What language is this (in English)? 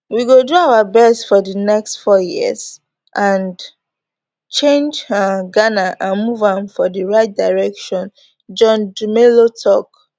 Nigerian Pidgin